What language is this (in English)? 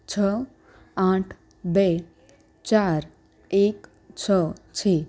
Gujarati